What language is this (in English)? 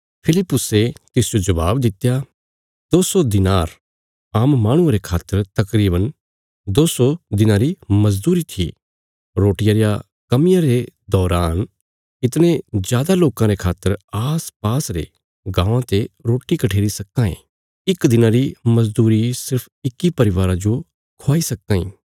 Bilaspuri